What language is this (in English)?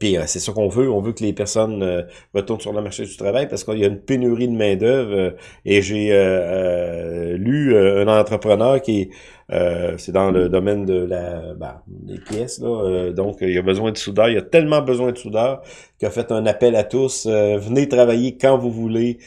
French